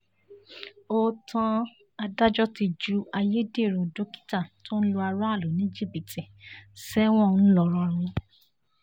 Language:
Yoruba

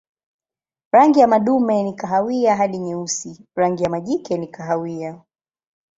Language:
Swahili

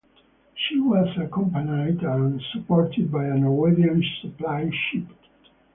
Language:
English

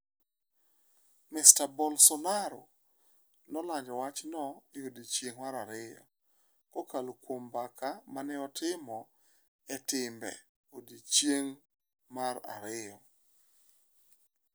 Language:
Luo (Kenya and Tanzania)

